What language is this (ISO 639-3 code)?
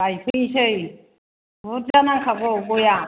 brx